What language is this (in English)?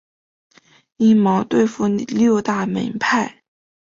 Chinese